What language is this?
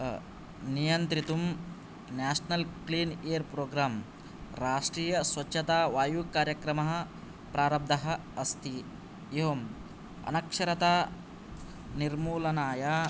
Sanskrit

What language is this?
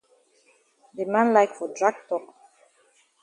Cameroon Pidgin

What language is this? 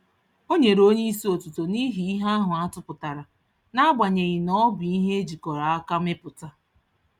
Igbo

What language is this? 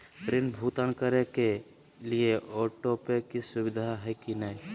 Magahi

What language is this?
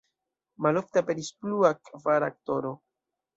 Esperanto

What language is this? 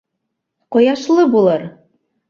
Bashkir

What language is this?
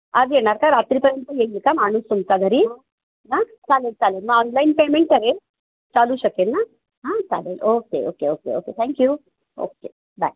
Marathi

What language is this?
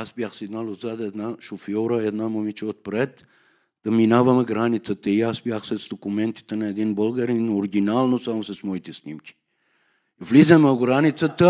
Bulgarian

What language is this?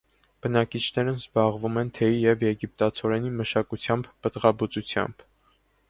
Armenian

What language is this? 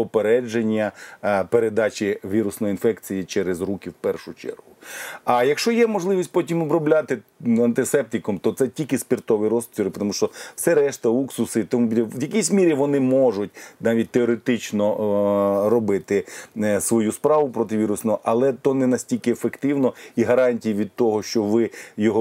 Ukrainian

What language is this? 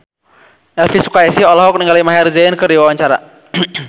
Sundanese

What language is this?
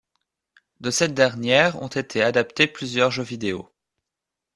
French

